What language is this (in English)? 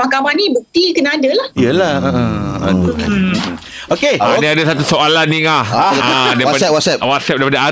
Malay